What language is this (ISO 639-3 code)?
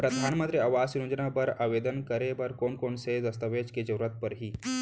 hne